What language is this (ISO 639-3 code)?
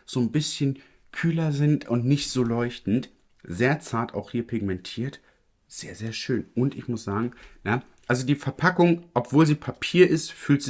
deu